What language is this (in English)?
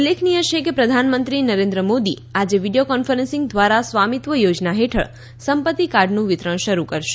Gujarati